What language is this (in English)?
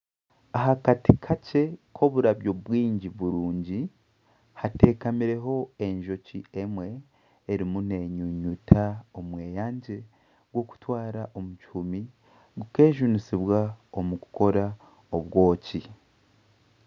Nyankole